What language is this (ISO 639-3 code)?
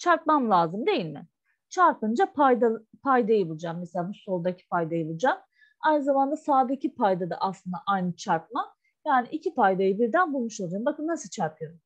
tur